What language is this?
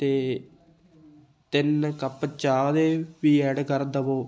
Punjabi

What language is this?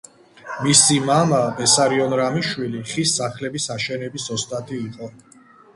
Georgian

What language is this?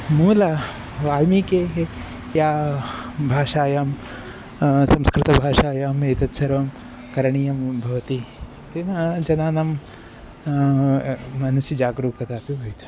Sanskrit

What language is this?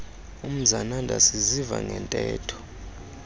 Xhosa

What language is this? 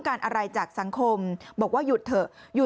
Thai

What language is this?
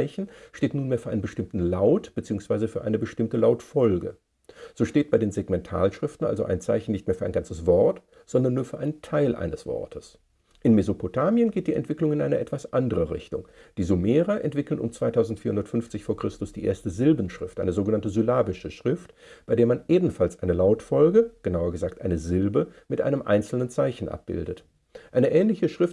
German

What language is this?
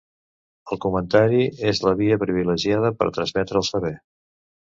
Catalan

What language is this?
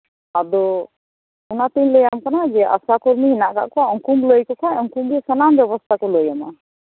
Santali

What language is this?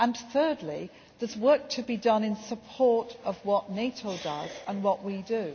English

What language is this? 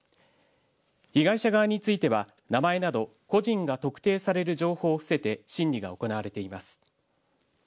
Japanese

